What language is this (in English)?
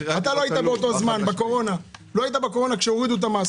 Hebrew